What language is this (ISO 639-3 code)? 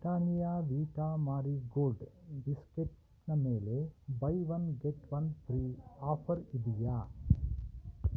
kan